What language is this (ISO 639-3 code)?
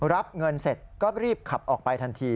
tha